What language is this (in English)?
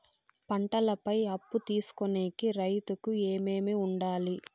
Telugu